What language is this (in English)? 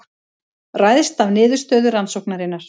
Icelandic